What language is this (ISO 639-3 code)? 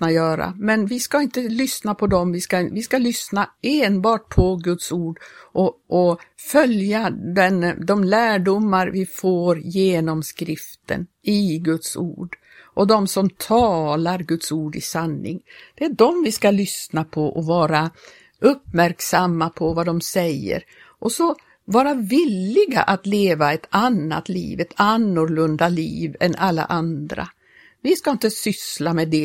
swe